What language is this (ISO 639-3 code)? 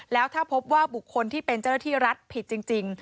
tha